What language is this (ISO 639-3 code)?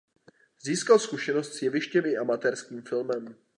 ces